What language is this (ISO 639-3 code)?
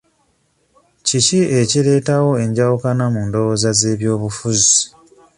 lug